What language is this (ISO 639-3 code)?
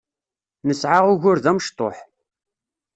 kab